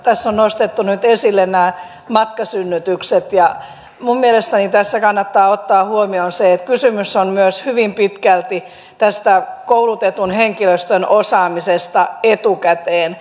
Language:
Finnish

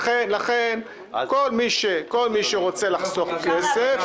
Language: Hebrew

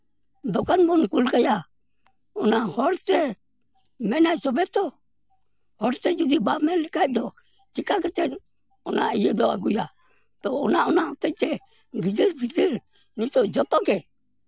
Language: Santali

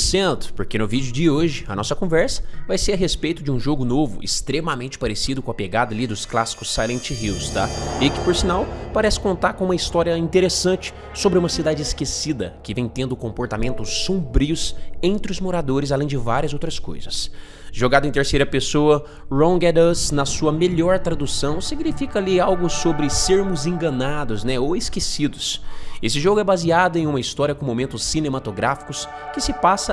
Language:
Portuguese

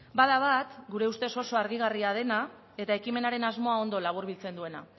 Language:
Basque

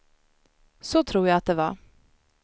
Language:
Swedish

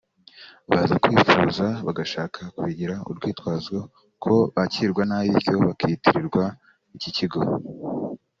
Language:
Kinyarwanda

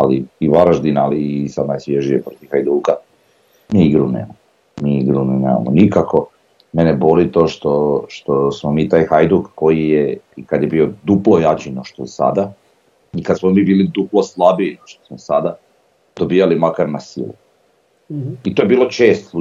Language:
Croatian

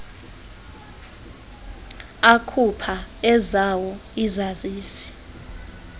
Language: Xhosa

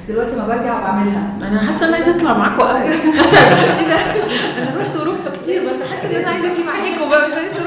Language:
Arabic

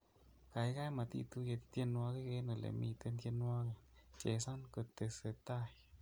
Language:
Kalenjin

